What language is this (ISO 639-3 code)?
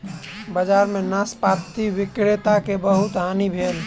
mai